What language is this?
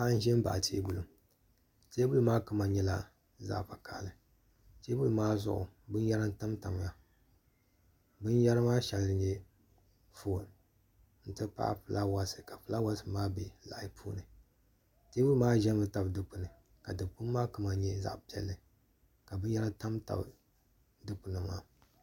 Dagbani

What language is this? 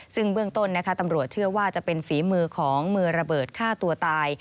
Thai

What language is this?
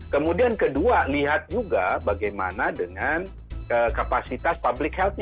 Indonesian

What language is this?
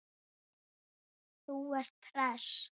Icelandic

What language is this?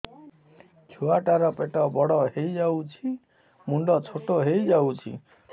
Odia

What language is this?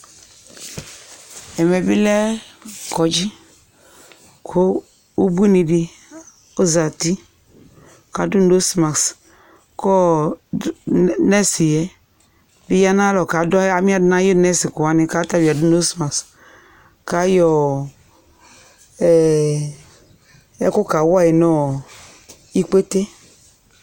Ikposo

